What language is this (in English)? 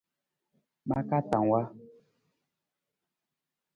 Nawdm